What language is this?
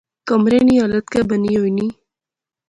Pahari-Potwari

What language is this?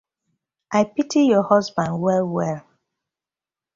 Nigerian Pidgin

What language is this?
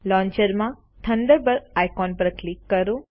Gujarati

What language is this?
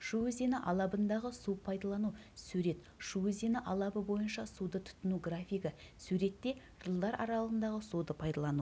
Kazakh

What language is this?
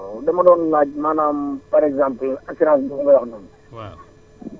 Wolof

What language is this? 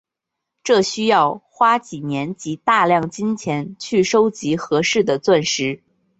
Chinese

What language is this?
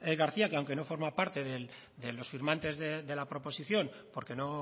Spanish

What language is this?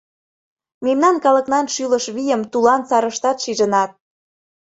Mari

